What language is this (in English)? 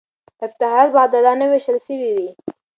Pashto